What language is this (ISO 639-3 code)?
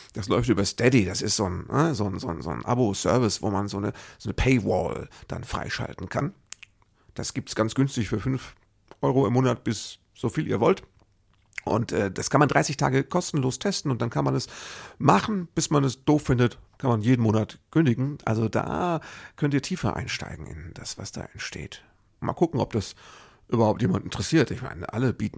deu